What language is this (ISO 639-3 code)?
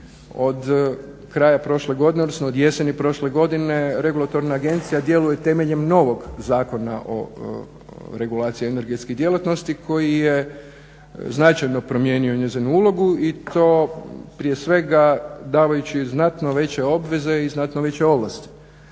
hrv